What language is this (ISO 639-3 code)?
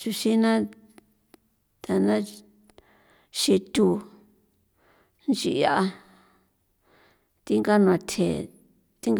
pow